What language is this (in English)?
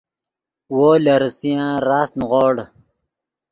Yidgha